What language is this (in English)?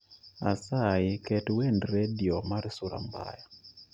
Luo (Kenya and Tanzania)